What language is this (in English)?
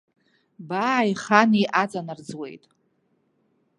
Abkhazian